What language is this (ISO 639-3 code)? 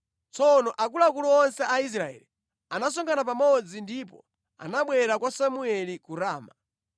nya